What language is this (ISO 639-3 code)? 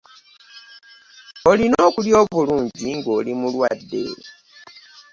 lug